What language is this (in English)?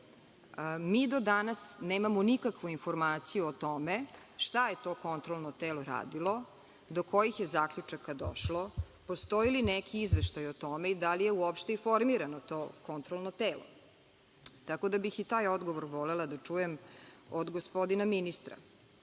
Serbian